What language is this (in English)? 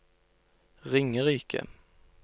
Norwegian